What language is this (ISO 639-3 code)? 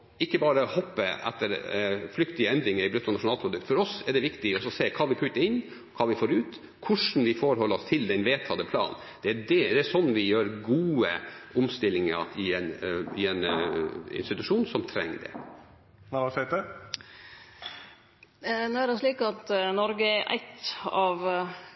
nor